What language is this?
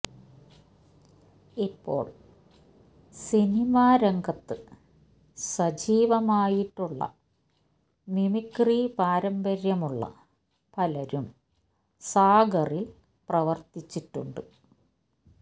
Malayalam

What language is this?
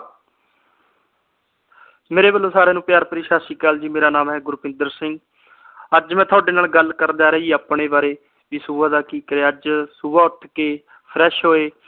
Punjabi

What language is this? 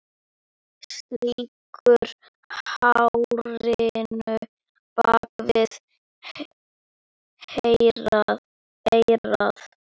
Icelandic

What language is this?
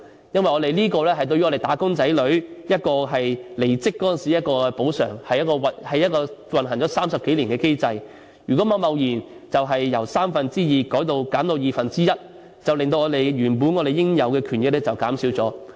Cantonese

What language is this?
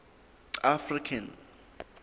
Southern Sotho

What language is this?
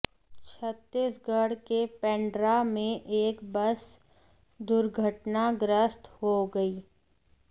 Hindi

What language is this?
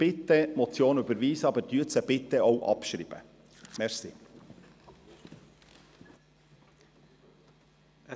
Swiss German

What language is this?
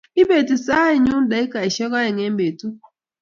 Kalenjin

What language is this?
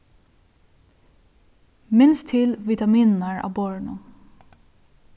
Faroese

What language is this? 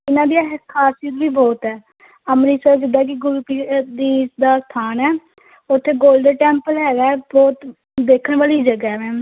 Punjabi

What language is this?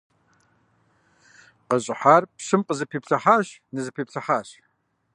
Kabardian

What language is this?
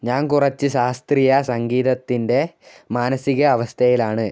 Malayalam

